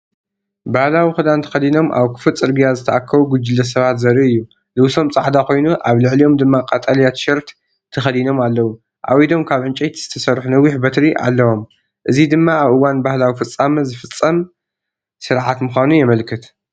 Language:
Tigrinya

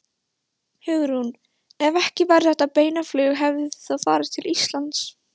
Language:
Icelandic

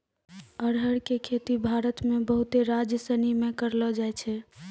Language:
Maithili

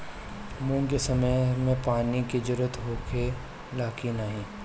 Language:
Bhojpuri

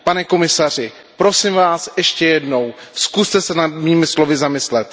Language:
Czech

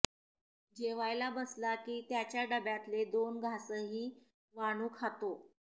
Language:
Marathi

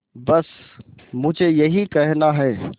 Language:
Hindi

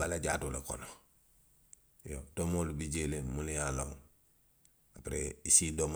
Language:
Western Maninkakan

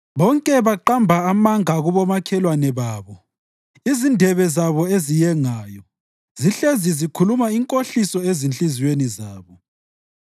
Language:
North Ndebele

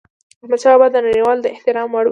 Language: Pashto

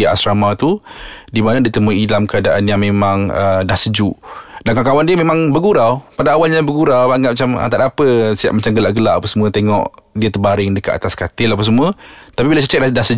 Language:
Malay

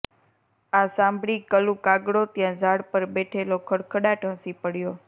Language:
Gujarati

